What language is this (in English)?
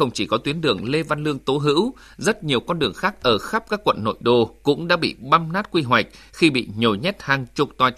Vietnamese